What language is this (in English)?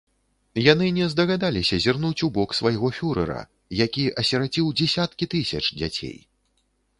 Belarusian